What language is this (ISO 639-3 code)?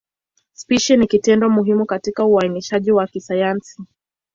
swa